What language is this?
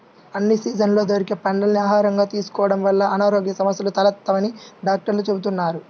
Telugu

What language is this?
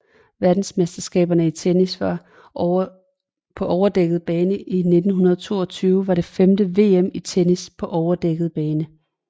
Danish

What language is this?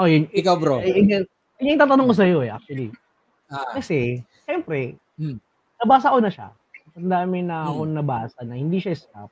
Filipino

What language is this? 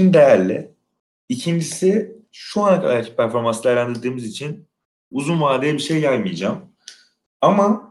Turkish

